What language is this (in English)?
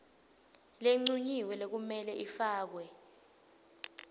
Swati